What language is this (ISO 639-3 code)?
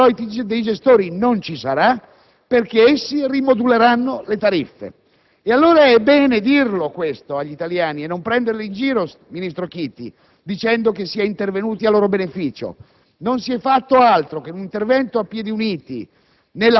ita